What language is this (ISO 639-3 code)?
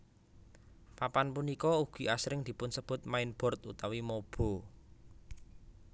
jav